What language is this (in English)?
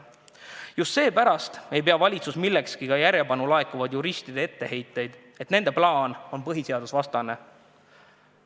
Estonian